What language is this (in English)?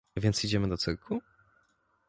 Polish